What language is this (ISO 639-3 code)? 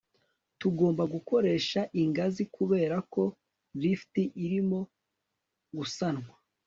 kin